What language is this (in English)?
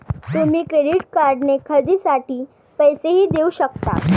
Marathi